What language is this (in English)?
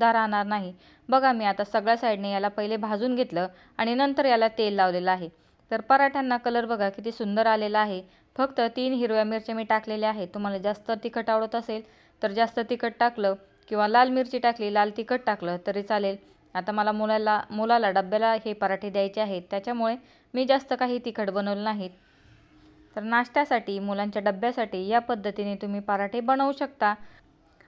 Marathi